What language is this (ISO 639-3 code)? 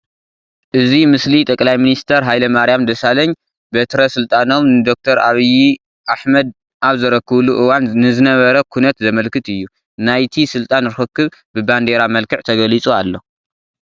tir